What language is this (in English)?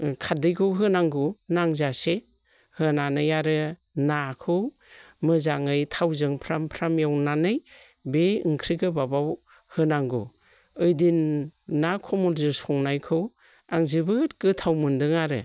Bodo